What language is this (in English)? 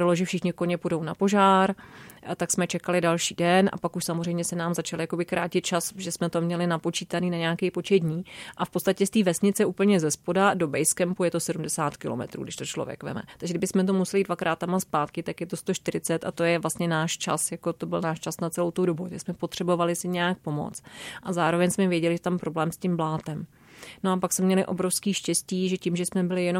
Czech